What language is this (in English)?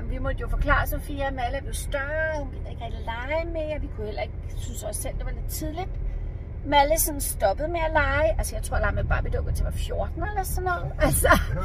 Danish